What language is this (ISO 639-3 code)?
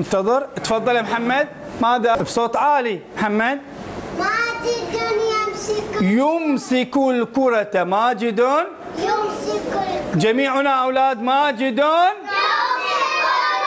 ara